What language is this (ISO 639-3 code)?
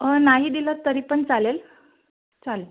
mar